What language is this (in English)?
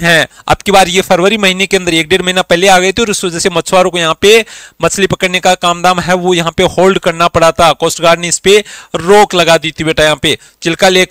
Hindi